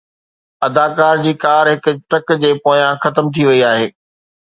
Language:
Sindhi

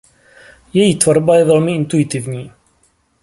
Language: Czech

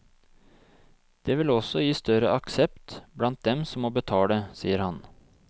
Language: Norwegian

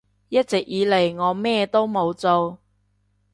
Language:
Cantonese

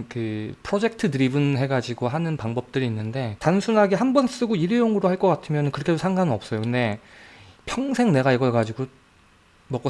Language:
Korean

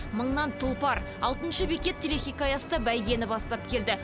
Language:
Kazakh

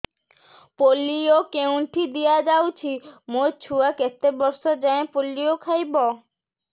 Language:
Odia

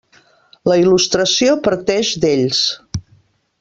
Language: Catalan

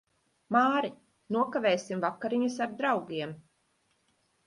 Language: Latvian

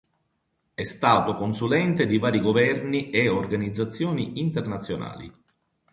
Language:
Italian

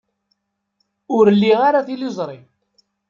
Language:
Kabyle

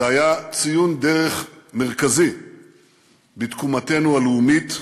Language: Hebrew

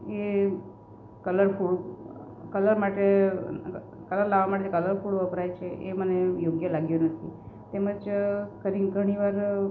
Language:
Gujarati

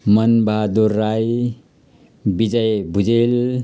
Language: Nepali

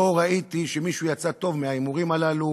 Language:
Hebrew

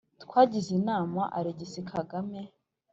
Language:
Kinyarwanda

